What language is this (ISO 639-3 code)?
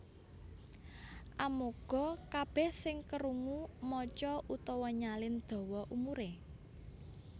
jav